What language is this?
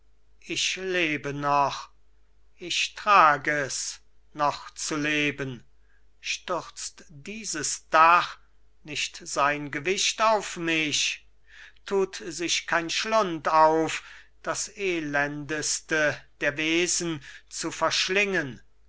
German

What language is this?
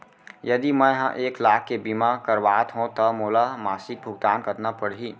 Chhattisgarhi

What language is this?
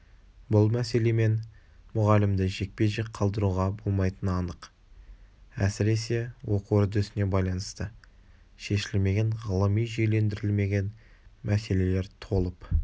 Kazakh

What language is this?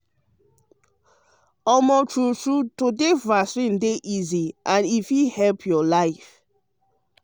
Nigerian Pidgin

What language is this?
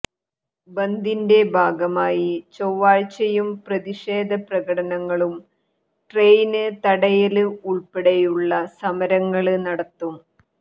Malayalam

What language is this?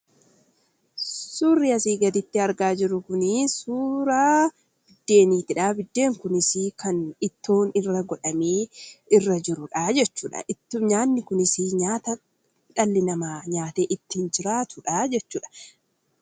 Oromo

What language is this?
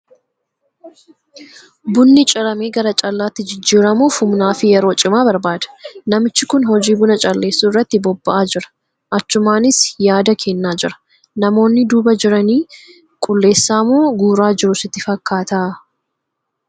Oromo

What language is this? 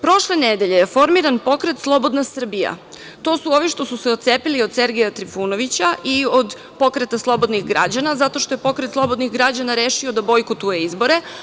Serbian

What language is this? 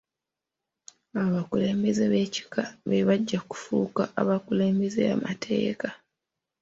Ganda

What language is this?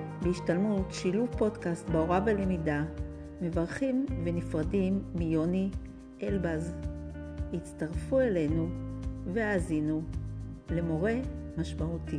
Hebrew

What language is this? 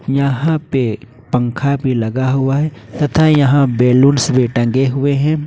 Hindi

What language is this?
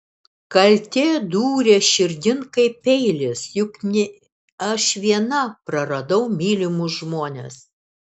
Lithuanian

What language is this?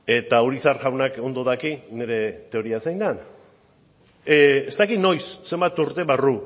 Basque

